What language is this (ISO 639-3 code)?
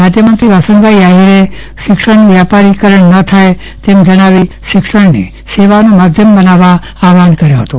guj